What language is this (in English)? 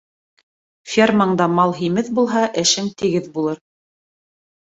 Bashkir